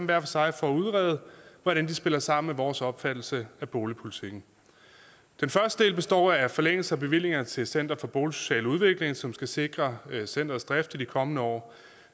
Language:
Danish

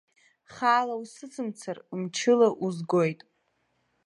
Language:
Abkhazian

